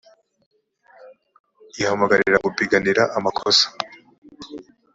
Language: Kinyarwanda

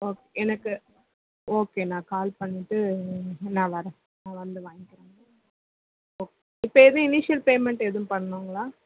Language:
Tamil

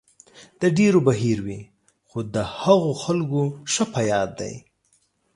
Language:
Pashto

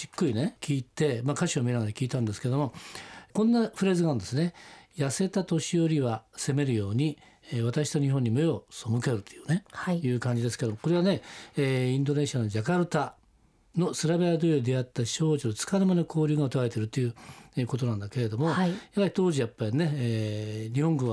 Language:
Japanese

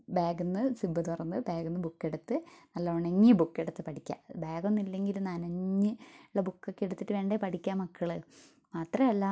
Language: Malayalam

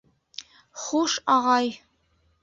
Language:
Bashkir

